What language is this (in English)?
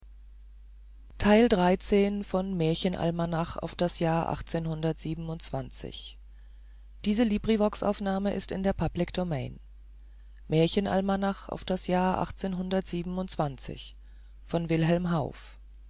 German